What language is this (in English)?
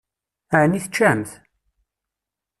Kabyle